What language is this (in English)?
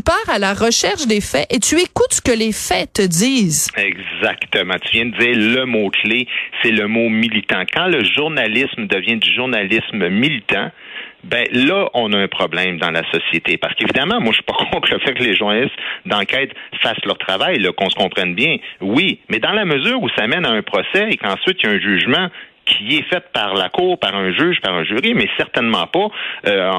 French